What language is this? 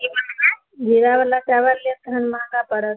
Maithili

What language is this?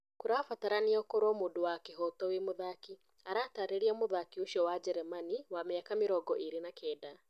Kikuyu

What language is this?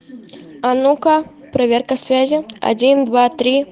Russian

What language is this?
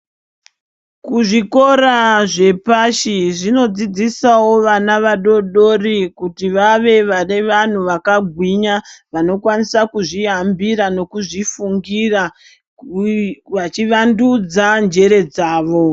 Ndau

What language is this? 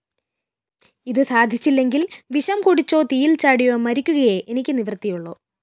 Malayalam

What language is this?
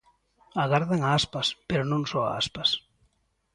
Galician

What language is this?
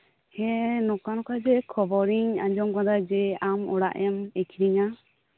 Santali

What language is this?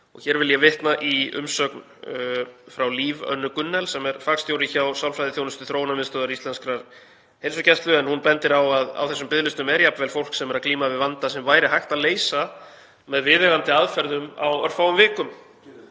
Icelandic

